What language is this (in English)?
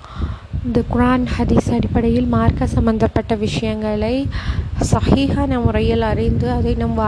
Tamil